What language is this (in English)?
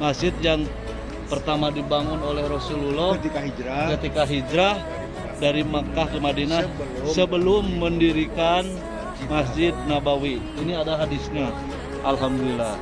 Indonesian